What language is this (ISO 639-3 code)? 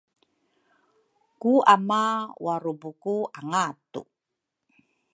dru